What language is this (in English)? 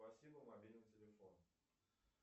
Russian